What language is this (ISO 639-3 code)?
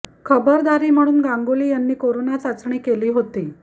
mar